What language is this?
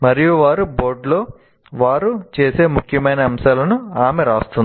Telugu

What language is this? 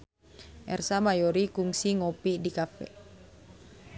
Sundanese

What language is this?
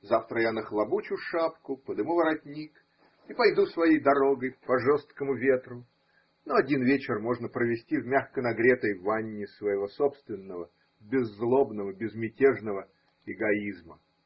Russian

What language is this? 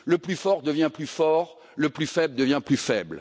French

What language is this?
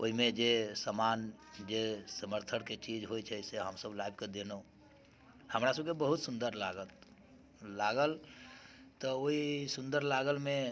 Maithili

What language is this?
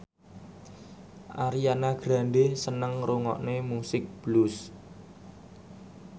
Javanese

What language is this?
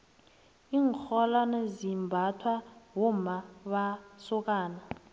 South Ndebele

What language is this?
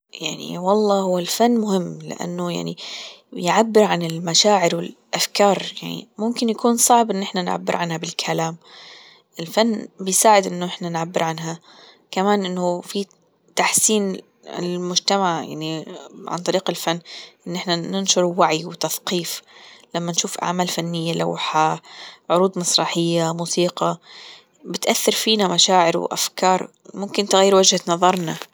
Gulf Arabic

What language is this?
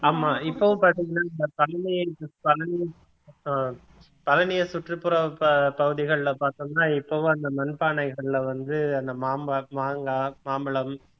Tamil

